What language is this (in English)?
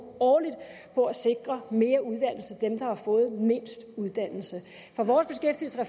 Danish